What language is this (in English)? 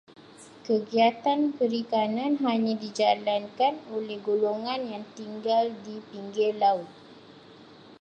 Malay